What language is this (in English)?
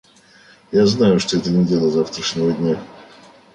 Russian